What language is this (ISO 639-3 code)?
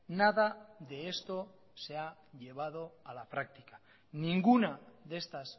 spa